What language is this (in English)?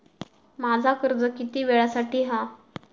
Marathi